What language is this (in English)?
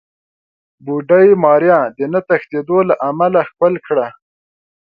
Pashto